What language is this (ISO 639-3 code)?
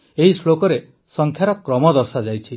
ori